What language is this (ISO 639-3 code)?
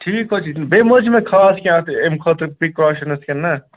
kas